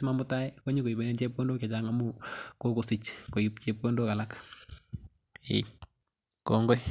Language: Kalenjin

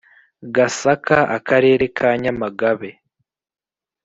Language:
Kinyarwanda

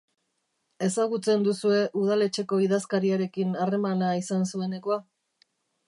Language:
Basque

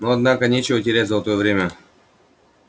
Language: Russian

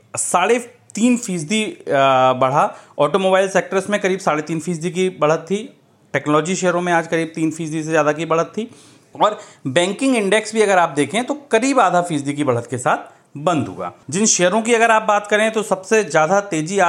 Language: Hindi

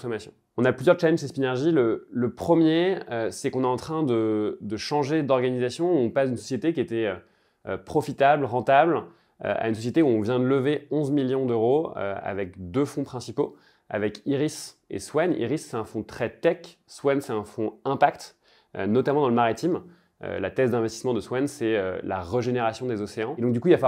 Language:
French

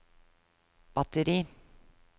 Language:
Norwegian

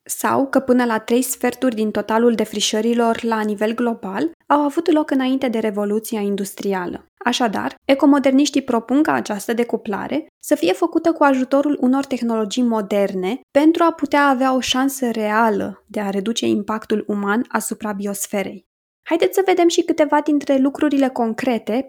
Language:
Romanian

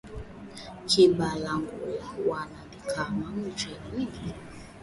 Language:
Swahili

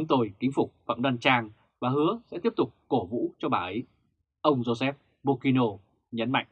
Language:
Vietnamese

